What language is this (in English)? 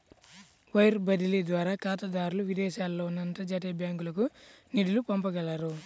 Telugu